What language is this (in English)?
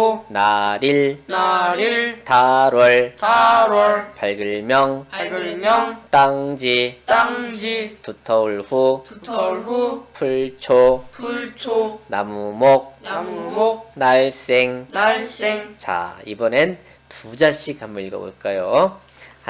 Korean